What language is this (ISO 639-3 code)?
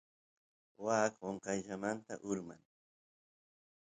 qus